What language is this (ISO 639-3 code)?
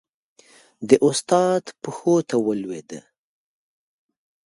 pus